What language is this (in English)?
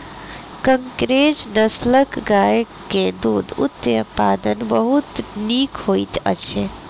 Maithili